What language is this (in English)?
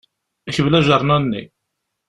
Kabyle